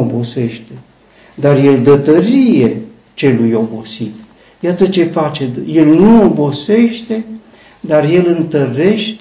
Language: Romanian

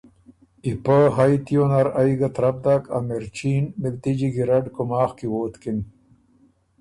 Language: Ormuri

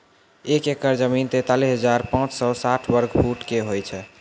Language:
Maithili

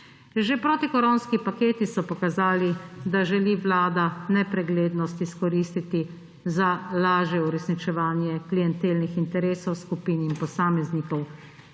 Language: Slovenian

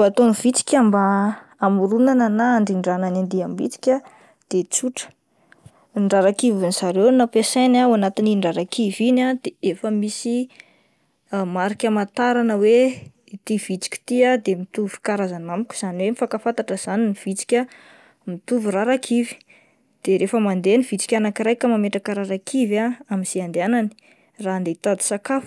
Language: Malagasy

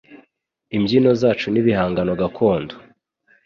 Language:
Kinyarwanda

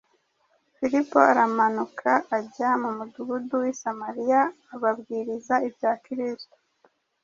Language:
Kinyarwanda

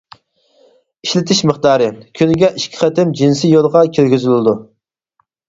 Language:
Uyghur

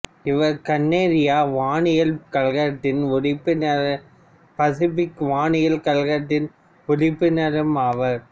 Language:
Tamil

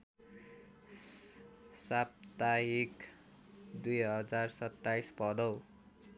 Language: Nepali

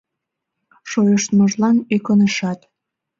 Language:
Mari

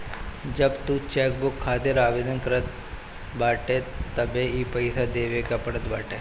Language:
Bhojpuri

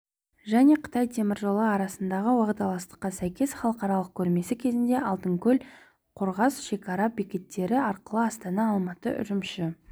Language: Kazakh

